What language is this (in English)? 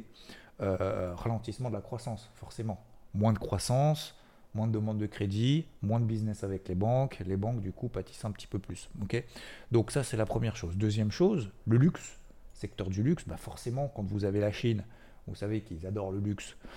French